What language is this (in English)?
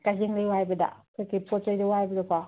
Manipuri